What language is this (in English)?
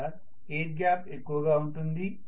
Telugu